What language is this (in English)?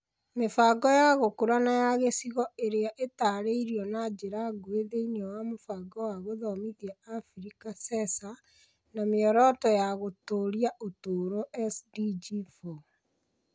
Kikuyu